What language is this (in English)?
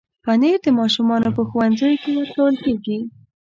Pashto